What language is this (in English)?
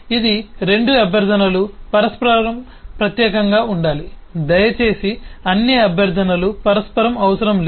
Telugu